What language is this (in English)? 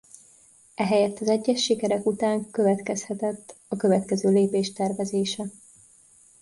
Hungarian